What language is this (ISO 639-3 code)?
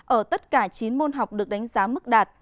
vie